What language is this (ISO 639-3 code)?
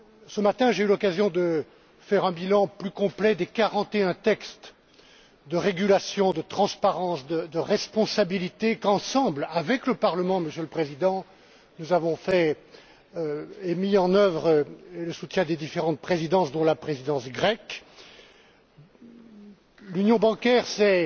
fra